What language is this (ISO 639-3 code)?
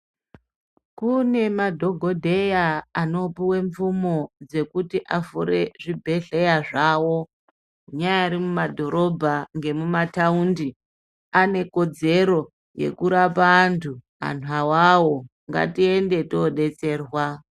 ndc